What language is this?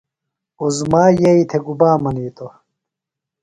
Phalura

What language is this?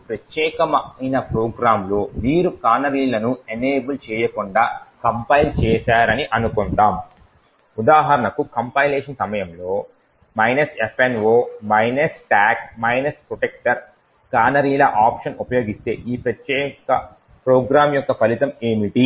Telugu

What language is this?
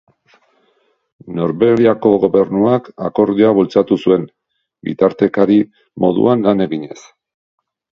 Basque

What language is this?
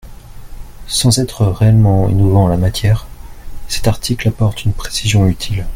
French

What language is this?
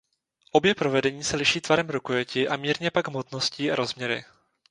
Czech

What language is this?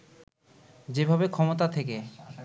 Bangla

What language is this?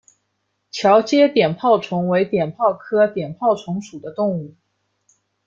Chinese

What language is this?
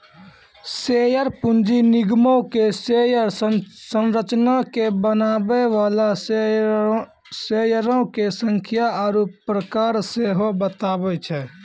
Maithili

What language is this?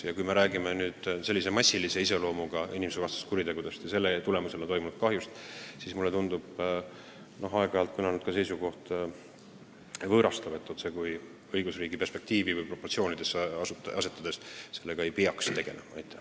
Estonian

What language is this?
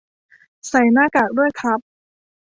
Thai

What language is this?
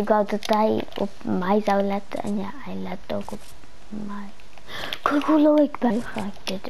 Dutch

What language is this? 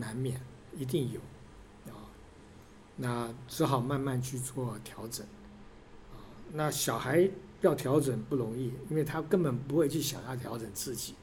Chinese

